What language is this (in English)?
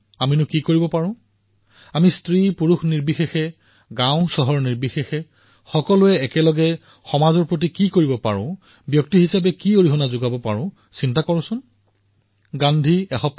Assamese